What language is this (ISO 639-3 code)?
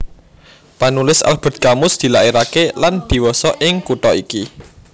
jav